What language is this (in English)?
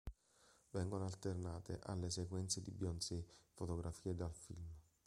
Italian